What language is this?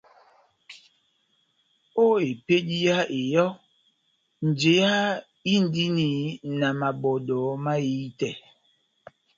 Batanga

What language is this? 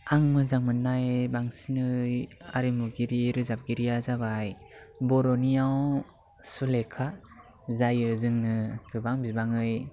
Bodo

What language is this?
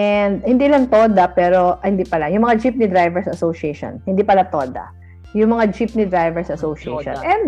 Filipino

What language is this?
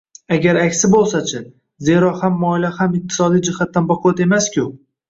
Uzbek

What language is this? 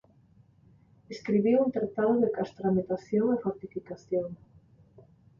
Galician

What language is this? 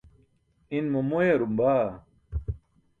Burushaski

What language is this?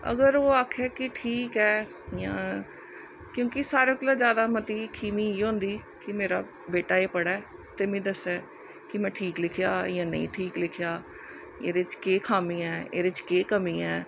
Dogri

